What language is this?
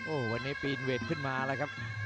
Thai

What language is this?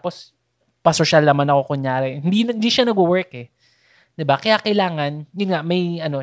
Filipino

